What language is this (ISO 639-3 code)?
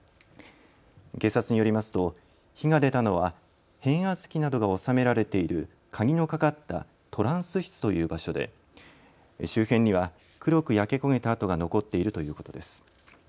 jpn